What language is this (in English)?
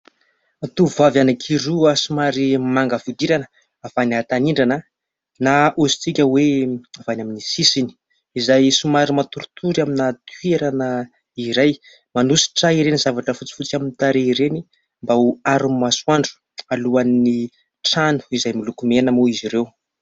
Malagasy